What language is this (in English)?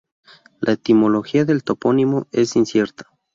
Spanish